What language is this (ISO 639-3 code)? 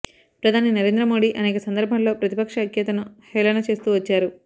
tel